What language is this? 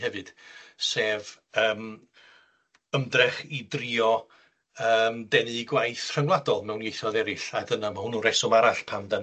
Welsh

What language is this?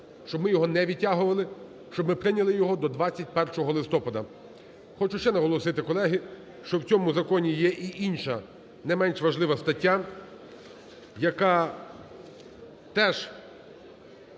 Ukrainian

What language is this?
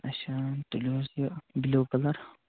Kashmiri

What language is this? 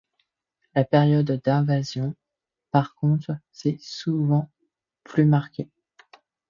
French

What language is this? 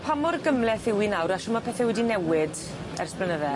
Welsh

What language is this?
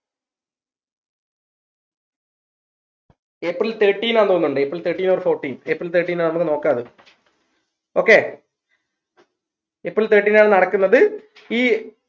Malayalam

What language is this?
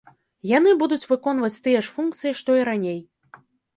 Belarusian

